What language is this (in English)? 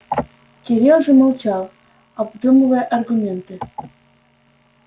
Russian